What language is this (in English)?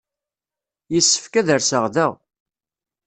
Kabyle